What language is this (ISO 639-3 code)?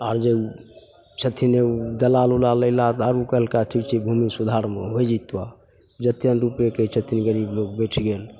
mai